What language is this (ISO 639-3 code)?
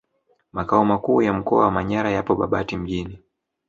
swa